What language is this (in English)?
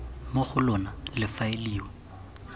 Tswana